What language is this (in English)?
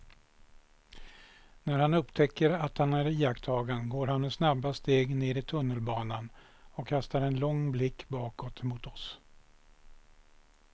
Swedish